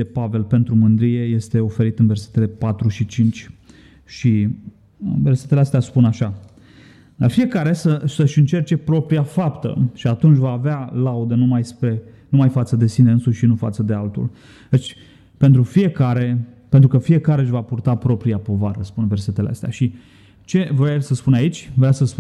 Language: Romanian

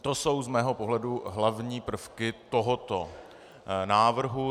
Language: Czech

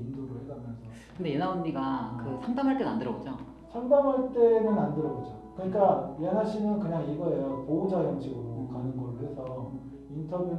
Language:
Korean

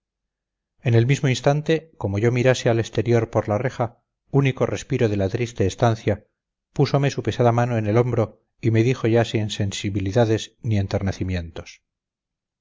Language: Spanish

